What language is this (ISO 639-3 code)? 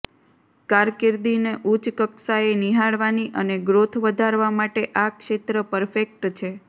guj